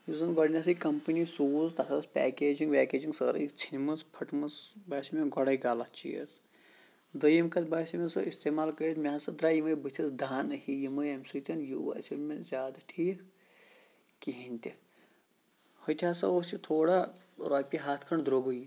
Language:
Kashmiri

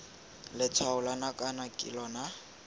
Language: Tswana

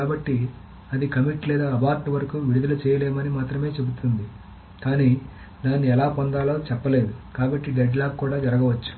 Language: Telugu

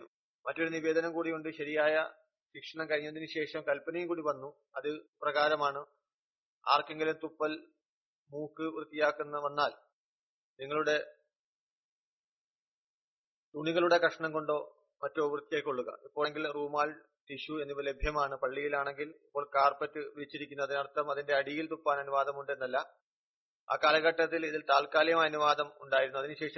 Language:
Malayalam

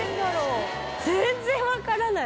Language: Japanese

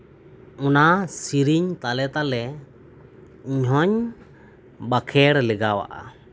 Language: Santali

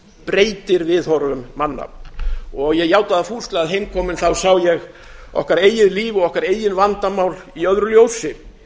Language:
Icelandic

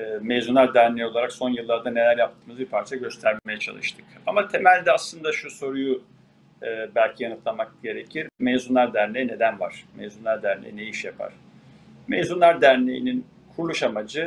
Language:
Turkish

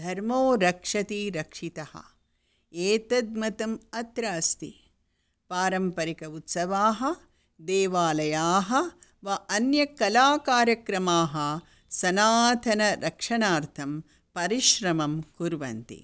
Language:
Sanskrit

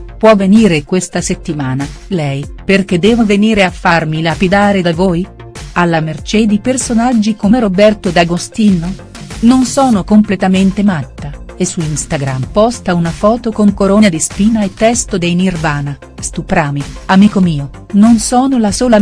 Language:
Italian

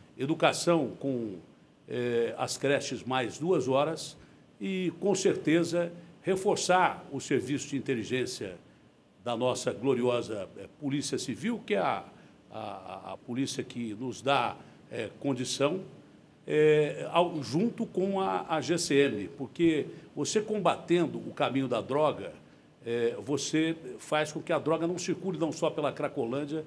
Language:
Portuguese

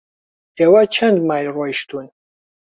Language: Central Kurdish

